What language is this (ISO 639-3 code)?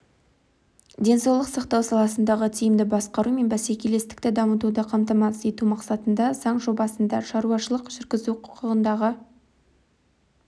kaz